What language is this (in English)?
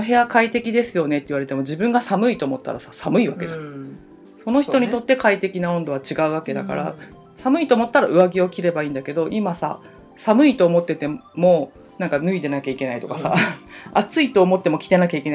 Japanese